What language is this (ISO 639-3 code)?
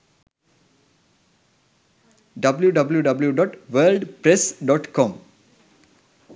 sin